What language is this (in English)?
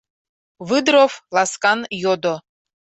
Mari